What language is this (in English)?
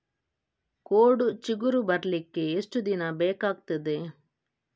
Kannada